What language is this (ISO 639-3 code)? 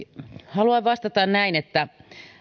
fin